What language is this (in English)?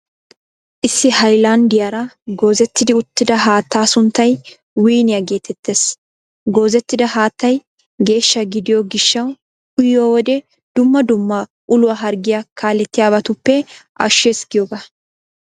Wolaytta